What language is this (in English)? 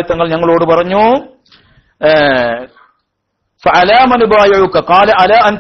Arabic